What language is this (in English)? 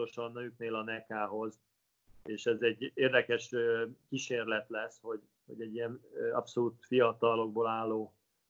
Hungarian